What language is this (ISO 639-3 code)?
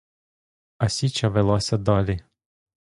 ukr